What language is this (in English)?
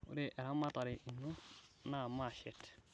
Masai